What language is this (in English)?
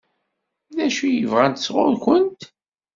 Kabyle